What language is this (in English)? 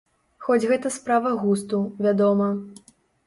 Belarusian